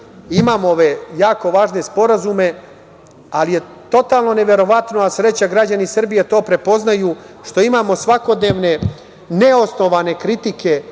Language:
Serbian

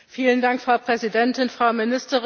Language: German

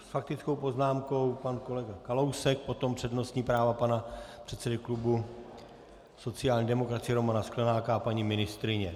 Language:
Czech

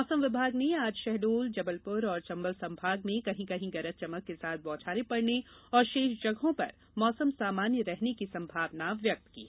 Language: Hindi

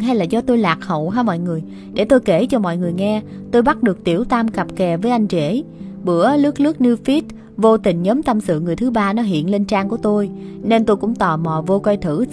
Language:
Vietnamese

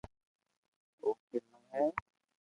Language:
Loarki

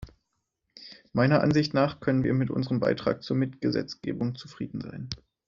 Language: German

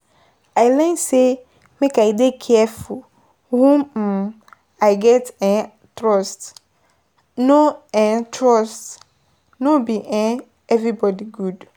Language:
Nigerian Pidgin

